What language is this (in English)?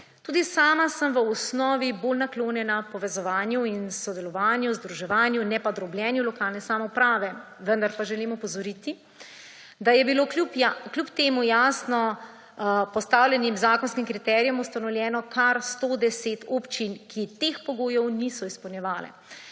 Slovenian